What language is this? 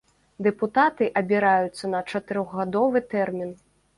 Belarusian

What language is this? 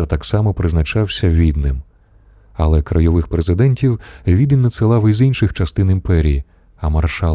Ukrainian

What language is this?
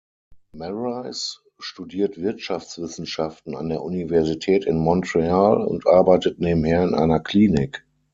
German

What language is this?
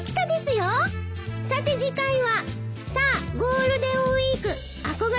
Japanese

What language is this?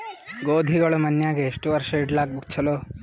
Kannada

